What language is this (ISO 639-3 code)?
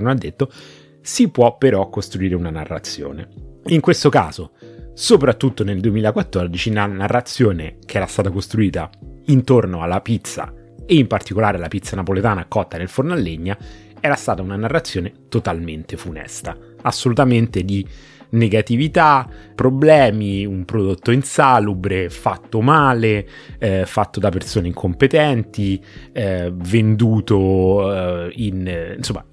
ita